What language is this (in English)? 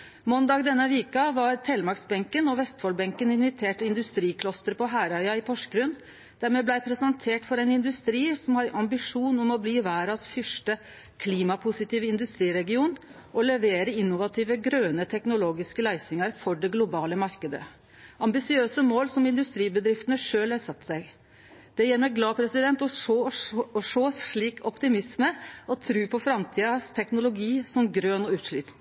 Norwegian Nynorsk